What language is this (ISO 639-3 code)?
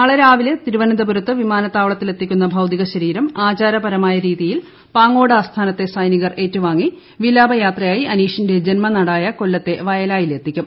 mal